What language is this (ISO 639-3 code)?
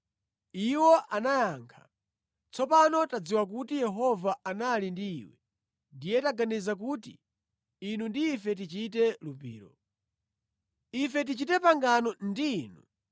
nya